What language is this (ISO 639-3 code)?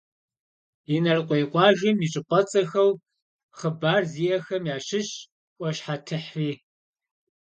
kbd